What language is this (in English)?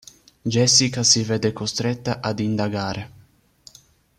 Italian